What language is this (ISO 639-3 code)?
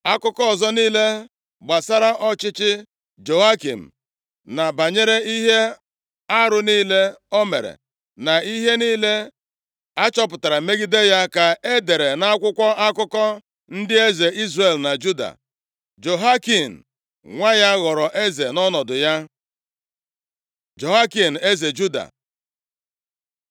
ibo